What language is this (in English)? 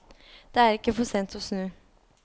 Norwegian